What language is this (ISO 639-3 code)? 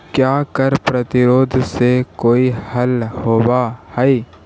mag